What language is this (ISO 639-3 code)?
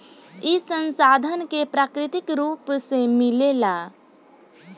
bho